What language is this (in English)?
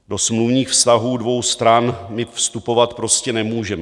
Czech